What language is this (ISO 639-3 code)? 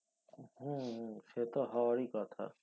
ben